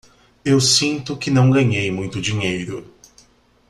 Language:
Portuguese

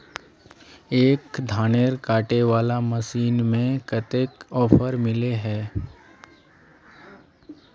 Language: Magahi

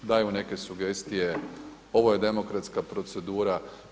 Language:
Croatian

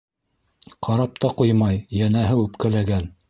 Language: Bashkir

